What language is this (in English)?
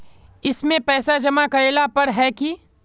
Magahi